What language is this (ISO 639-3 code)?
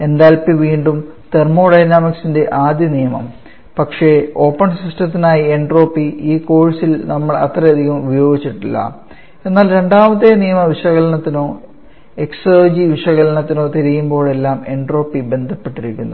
mal